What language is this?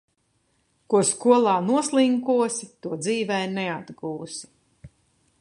Latvian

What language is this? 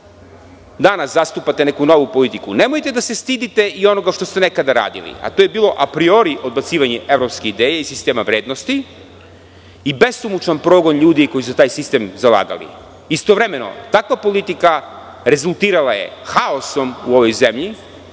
Serbian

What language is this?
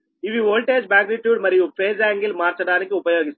Telugu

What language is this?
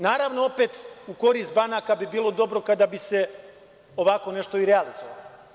Serbian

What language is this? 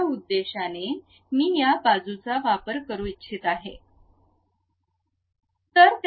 Marathi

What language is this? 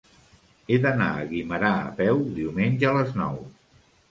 Catalan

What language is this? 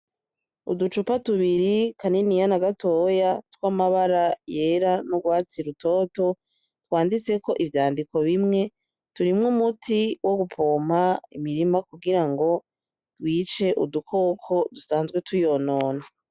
Rundi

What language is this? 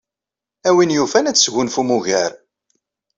Kabyle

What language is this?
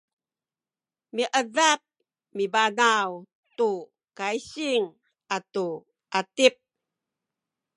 Sakizaya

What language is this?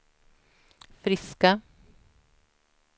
Swedish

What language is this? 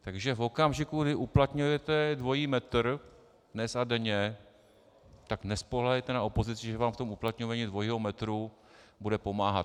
Czech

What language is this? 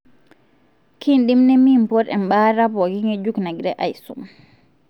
Masai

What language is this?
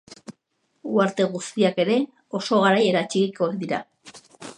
Basque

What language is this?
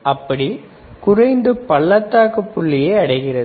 Tamil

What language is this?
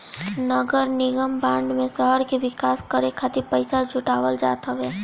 Bhojpuri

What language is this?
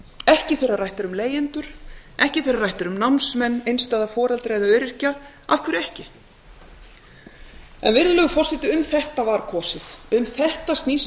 Icelandic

